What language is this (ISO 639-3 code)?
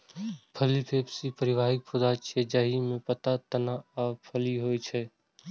mai